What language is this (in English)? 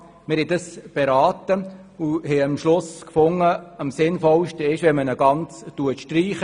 Swiss German